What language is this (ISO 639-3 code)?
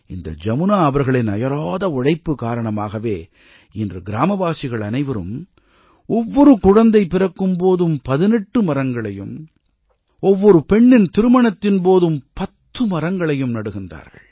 tam